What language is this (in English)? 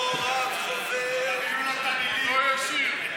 Hebrew